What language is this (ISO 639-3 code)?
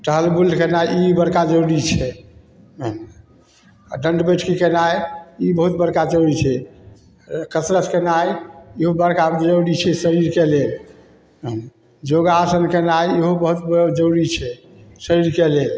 mai